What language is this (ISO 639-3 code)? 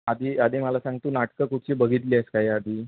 mar